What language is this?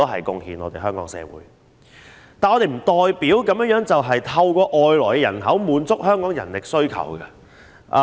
Cantonese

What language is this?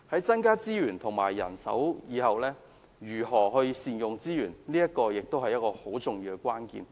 Cantonese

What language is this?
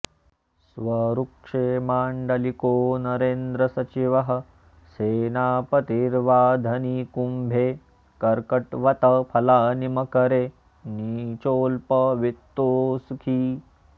Sanskrit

